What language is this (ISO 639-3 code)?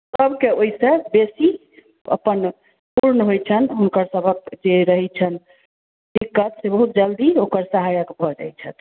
mai